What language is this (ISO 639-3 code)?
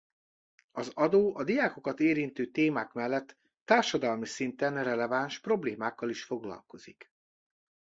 hun